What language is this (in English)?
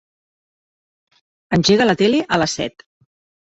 Catalan